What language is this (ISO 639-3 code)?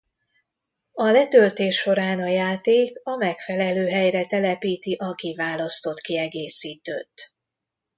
hun